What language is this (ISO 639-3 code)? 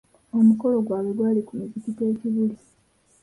lug